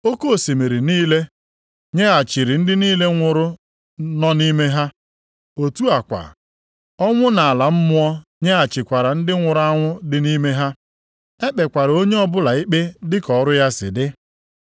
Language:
Igbo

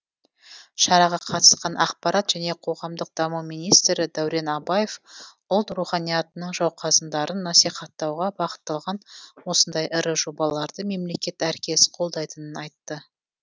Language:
Kazakh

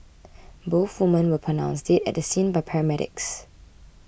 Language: English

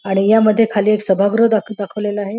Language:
Marathi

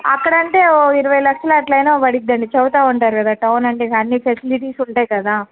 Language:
Telugu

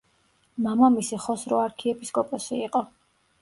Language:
Georgian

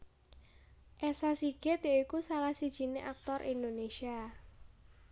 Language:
Javanese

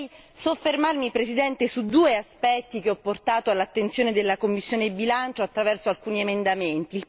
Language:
Italian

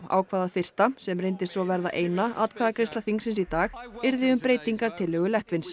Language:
Icelandic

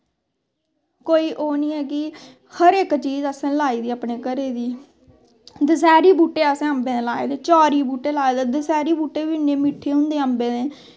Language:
Dogri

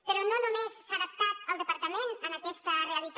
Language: Catalan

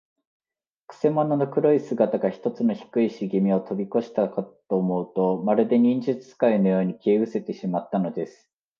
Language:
Japanese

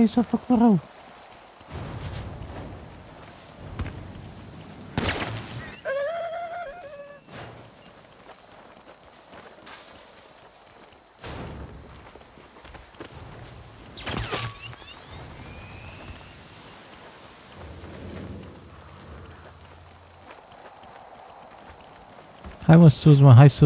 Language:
Romanian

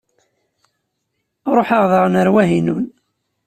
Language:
Kabyle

